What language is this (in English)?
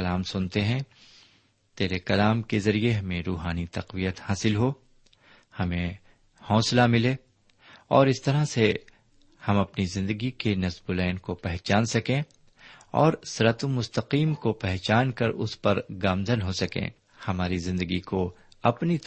Urdu